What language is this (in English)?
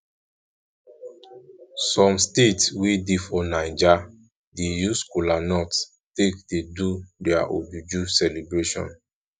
Nigerian Pidgin